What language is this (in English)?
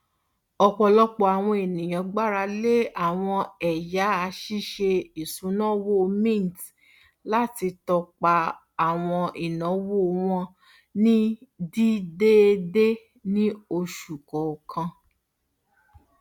Yoruba